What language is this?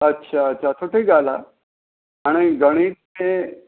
Sindhi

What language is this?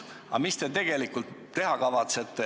Estonian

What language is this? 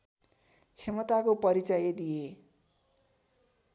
Nepali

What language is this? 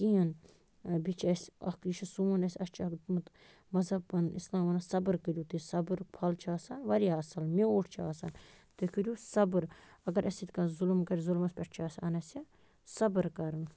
Kashmiri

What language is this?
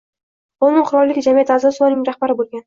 Uzbek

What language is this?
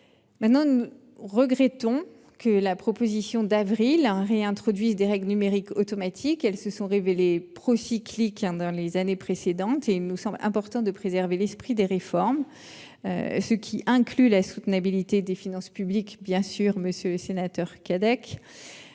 French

